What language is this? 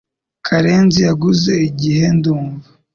Kinyarwanda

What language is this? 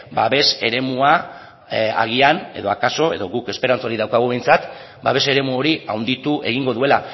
Basque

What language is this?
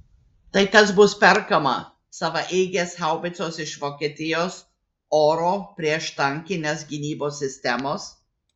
Lithuanian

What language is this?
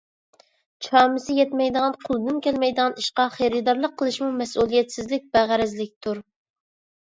Uyghur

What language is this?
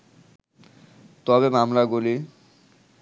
Bangla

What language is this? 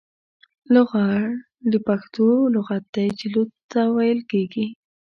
Pashto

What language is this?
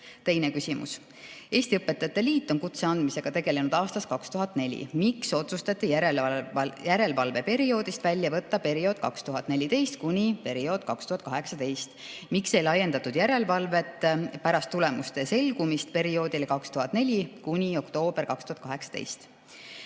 Estonian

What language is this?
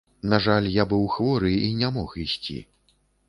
Belarusian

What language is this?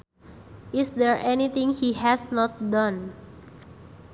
Sundanese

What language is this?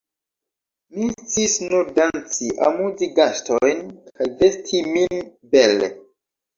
Esperanto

